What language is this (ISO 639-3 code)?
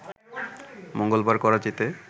ben